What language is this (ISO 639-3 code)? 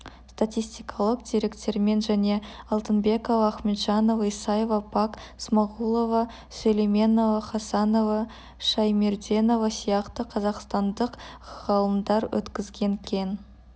kaz